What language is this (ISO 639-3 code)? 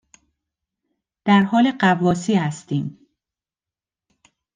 fas